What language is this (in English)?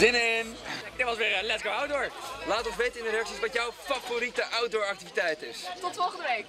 Dutch